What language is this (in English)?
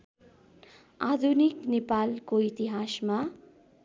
Nepali